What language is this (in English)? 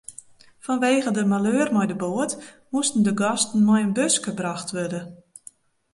Western Frisian